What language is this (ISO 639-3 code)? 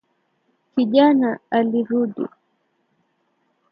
swa